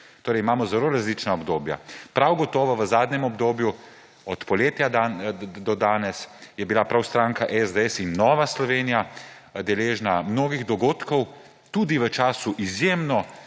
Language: Slovenian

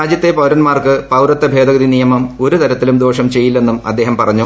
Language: Malayalam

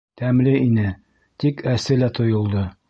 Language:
Bashkir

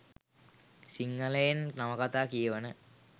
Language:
Sinhala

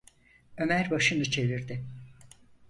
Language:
Turkish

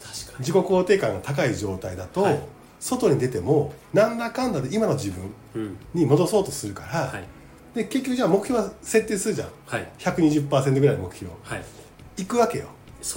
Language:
Japanese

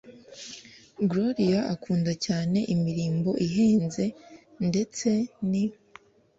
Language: Kinyarwanda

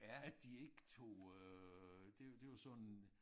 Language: Danish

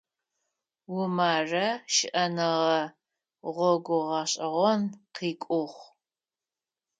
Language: Adyghe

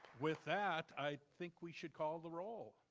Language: English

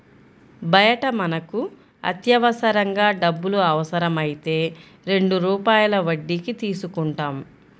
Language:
Telugu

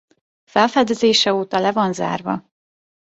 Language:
Hungarian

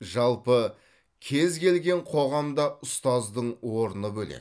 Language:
Kazakh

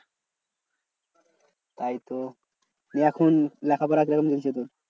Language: Bangla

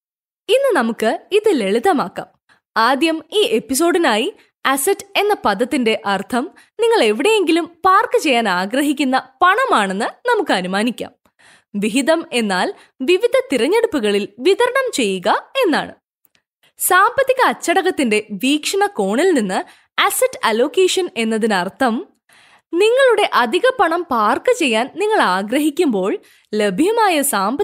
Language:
Malayalam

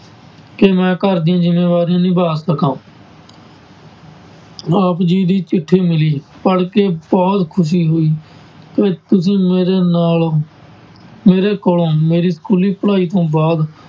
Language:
Punjabi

